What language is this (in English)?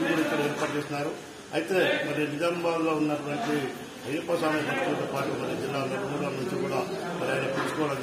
Arabic